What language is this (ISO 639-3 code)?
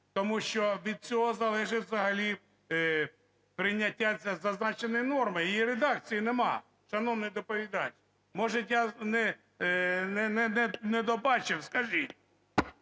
ukr